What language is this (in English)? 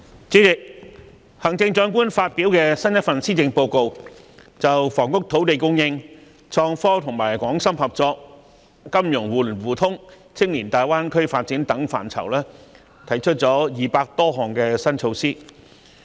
Cantonese